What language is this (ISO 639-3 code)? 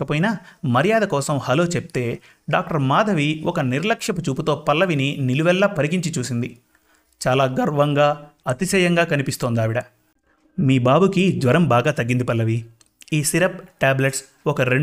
tel